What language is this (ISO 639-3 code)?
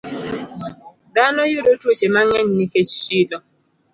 luo